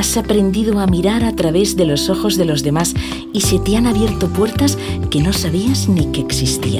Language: Spanish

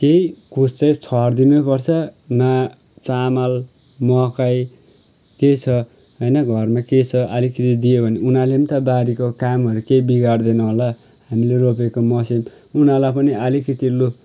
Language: Nepali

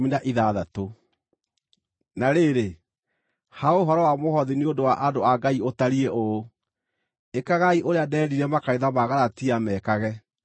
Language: Kikuyu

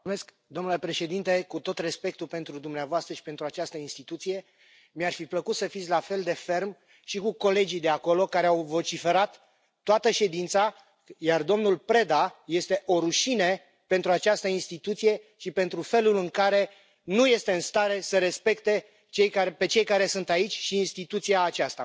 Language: Romanian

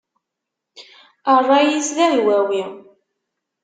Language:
Kabyle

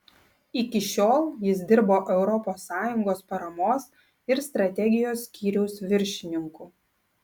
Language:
Lithuanian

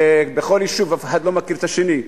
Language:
Hebrew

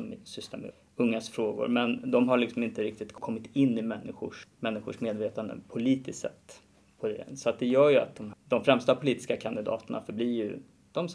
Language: Swedish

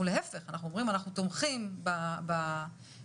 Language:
Hebrew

